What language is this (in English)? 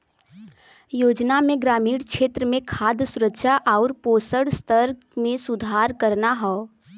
Bhojpuri